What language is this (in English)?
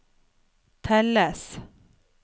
Norwegian